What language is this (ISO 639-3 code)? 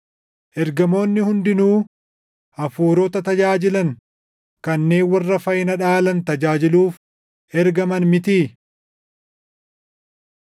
orm